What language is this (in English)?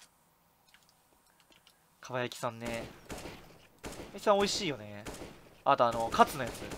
Japanese